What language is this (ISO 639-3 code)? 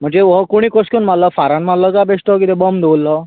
kok